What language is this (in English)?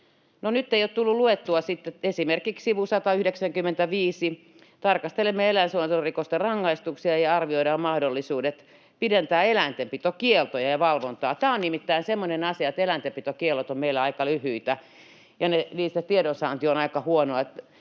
Finnish